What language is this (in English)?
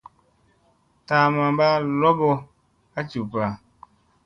Musey